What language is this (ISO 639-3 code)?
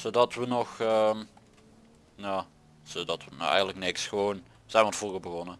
nld